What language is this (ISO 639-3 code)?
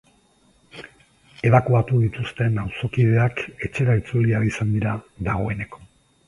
eus